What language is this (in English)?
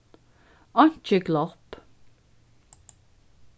Faroese